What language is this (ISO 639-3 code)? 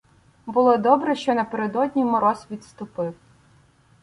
ukr